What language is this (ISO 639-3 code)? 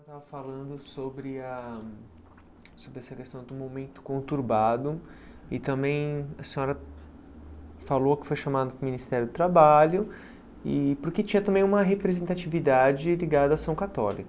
por